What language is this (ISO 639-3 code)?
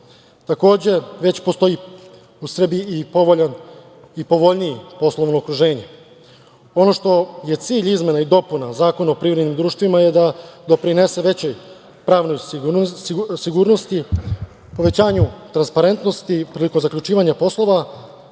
srp